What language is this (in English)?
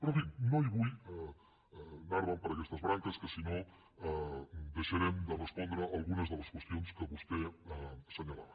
Catalan